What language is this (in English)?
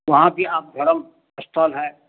Hindi